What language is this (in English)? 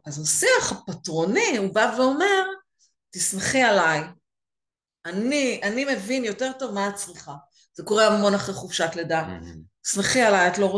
Hebrew